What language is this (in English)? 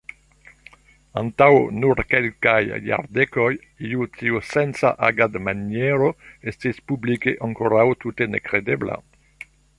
Esperanto